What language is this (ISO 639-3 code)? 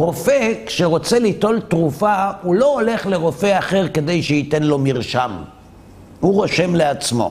heb